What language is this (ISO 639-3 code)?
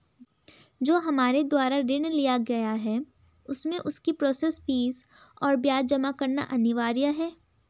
hin